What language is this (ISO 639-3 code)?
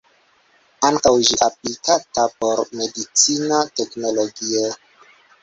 epo